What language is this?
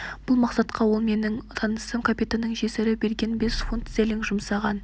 Kazakh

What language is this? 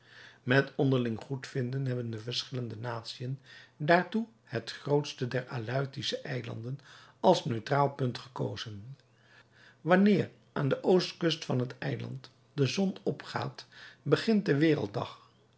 Dutch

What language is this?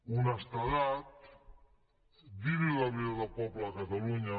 Catalan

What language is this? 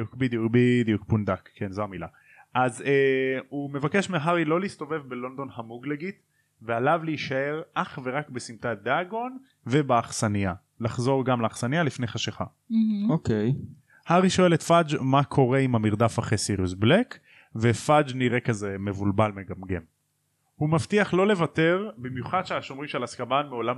Hebrew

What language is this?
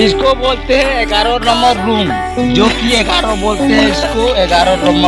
Hindi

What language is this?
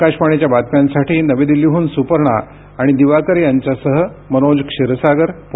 Marathi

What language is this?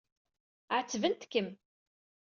Kabyle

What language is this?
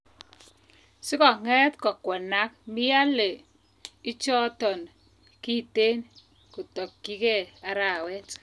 Kalenjin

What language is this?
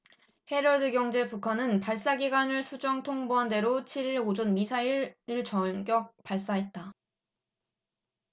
Korean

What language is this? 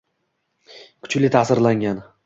Uzbek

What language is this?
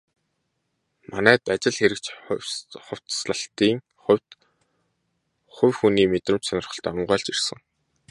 Mongolian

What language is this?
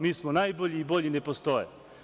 Serbian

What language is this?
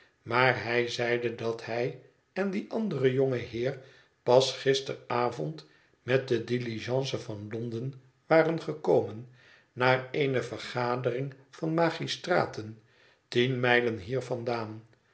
Dutch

